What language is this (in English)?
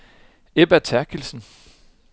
Danish